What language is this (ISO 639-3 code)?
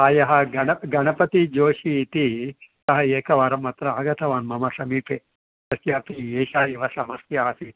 san